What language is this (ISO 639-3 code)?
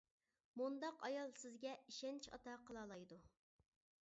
uig